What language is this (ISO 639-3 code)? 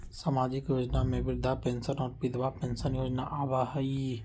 mag